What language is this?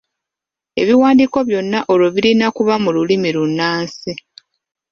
Ganda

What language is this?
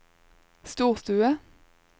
Norwegian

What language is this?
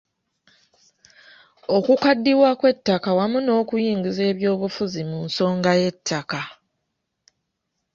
Ganda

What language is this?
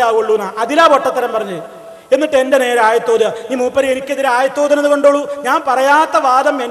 Arabic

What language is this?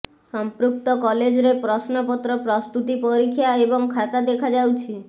Odia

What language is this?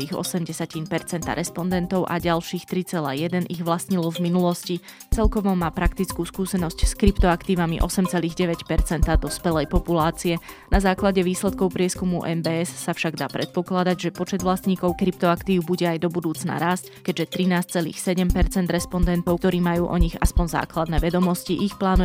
Slovak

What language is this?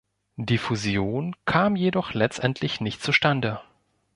German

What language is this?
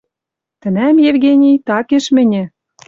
Western Mari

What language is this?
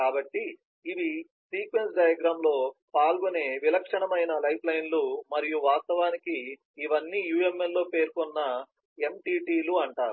Telugu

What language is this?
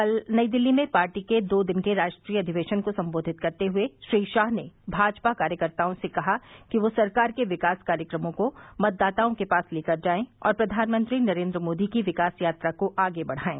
Hindi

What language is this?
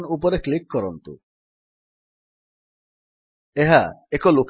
Odia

